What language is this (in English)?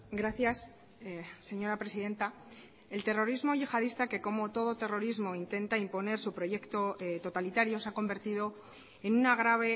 Spanish